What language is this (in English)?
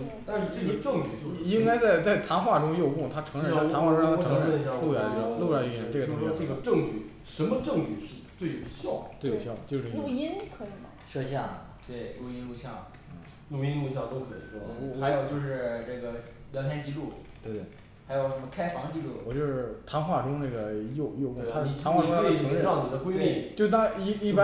Chinese